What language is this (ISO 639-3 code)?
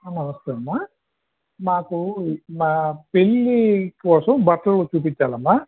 tel